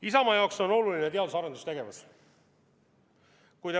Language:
Estonian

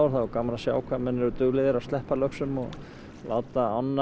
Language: Icelandic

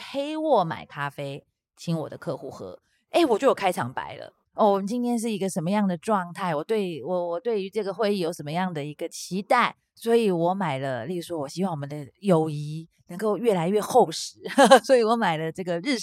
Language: Chinese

